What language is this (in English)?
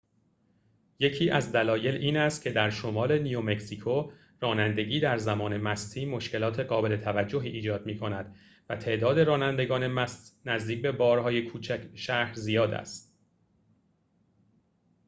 Persian